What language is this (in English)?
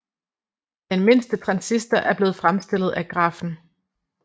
Danish